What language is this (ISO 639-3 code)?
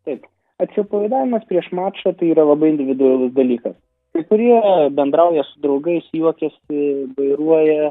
lit